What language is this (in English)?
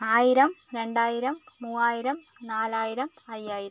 Malayalam